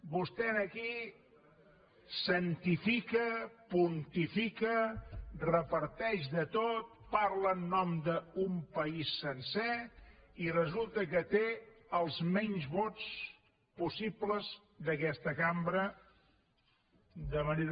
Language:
Catalan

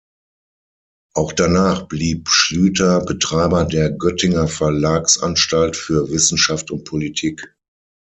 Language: German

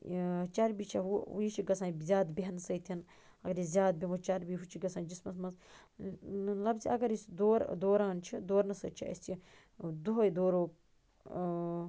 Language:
Kashmiri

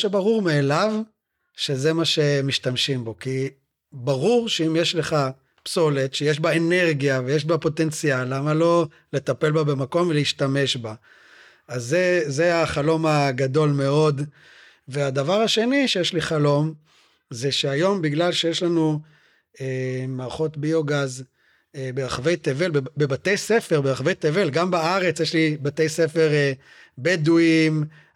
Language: Hebrew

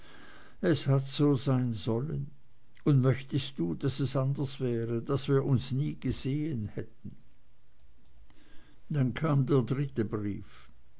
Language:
German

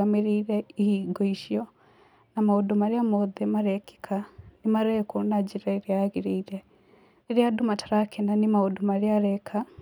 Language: Kikuyu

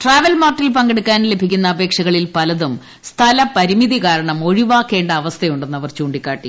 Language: Malayalam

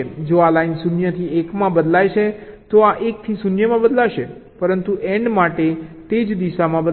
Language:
Gujarati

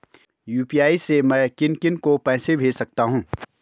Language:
Hindi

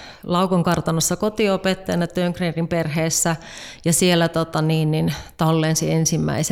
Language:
Finnish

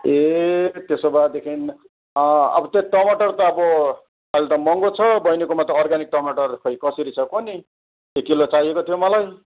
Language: Nepali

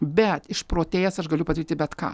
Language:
Lithuanian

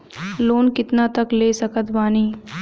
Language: Bhojpuri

